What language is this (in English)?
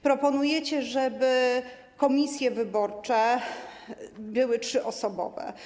Polish